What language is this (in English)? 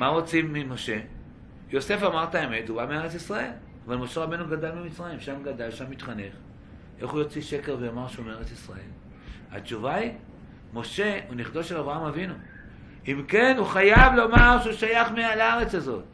Hebrew